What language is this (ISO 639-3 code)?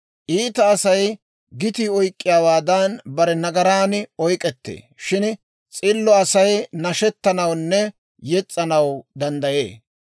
dwr